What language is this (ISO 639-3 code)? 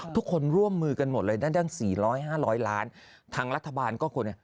tha